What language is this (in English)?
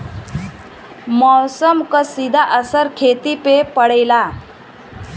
Bhojpuri